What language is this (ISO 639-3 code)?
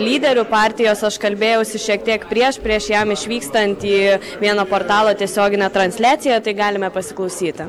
lit